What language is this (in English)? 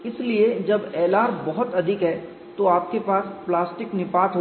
Hindi